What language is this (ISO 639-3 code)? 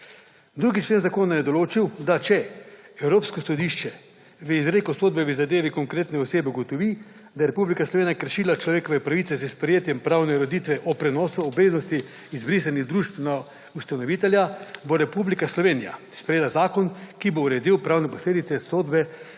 slv